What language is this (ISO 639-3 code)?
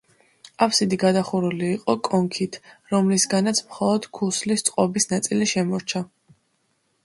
kat